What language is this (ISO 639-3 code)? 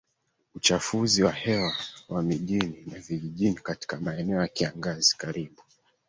swa